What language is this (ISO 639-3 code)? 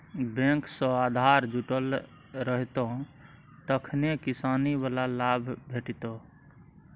mai